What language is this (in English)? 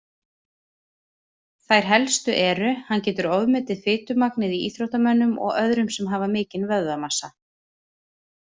Icelandic